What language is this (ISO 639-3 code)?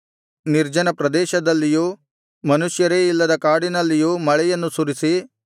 kan